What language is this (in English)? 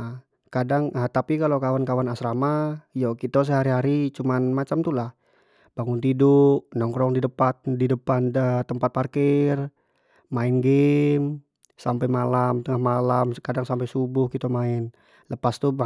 Jambi Malay